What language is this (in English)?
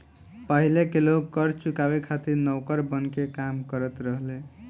Bhojpuri